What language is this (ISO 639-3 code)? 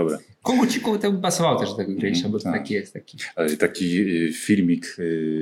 pol